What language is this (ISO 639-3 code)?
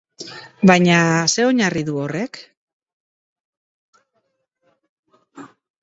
eus